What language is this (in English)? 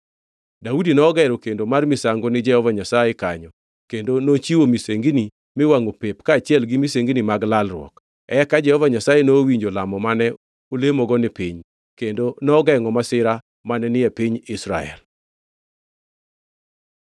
Luo (Kenya and Tanzania)